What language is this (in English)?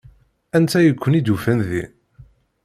Kabyle